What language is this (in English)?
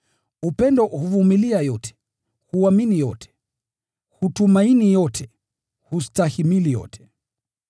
Swahili